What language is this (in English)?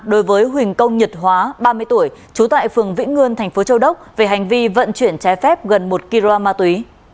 Vietnamese